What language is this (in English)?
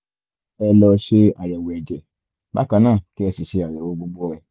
Yoruba